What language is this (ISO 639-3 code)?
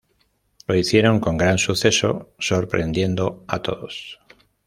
spa